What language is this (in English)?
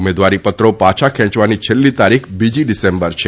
Gujarati